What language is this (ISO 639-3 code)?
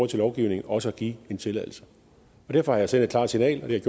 dan